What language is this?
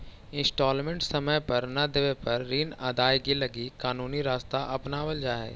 Magahi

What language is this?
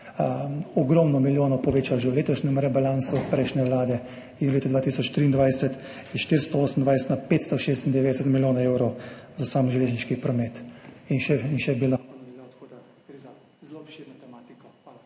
Slovenian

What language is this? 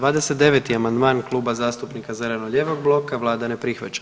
Croatian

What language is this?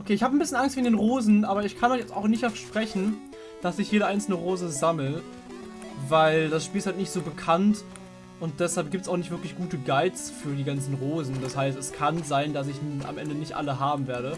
German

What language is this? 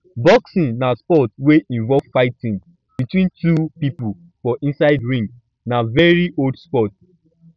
Nigerian Pidgin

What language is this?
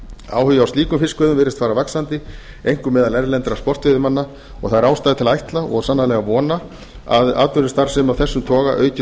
Icelandic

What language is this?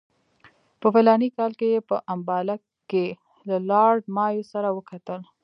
Pashto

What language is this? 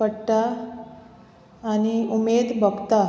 Konkani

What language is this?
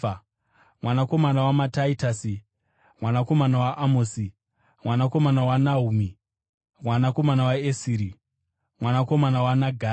Shona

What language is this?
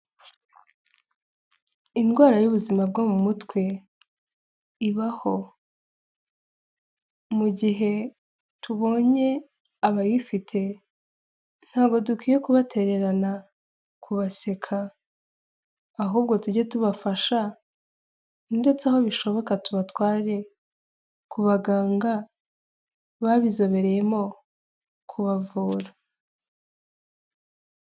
Kinyarwanda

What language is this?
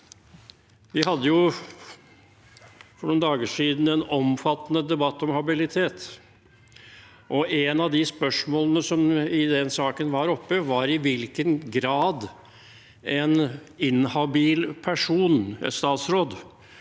Norwegian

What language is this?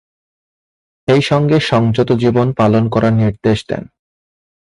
Bangla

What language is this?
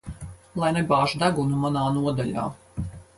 Latvian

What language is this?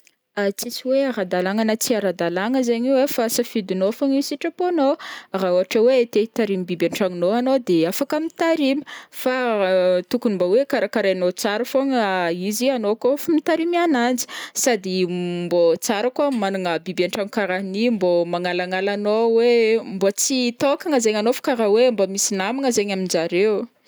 Northern Betsimisaraka Malagasy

